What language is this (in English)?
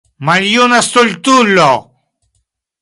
Esperanto